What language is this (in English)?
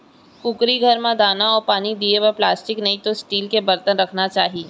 Chhattisgarhi